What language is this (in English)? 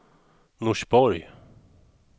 Swedish